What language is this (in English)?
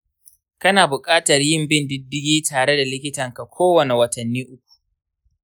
Hausa